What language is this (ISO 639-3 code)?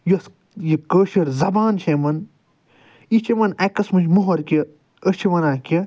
kas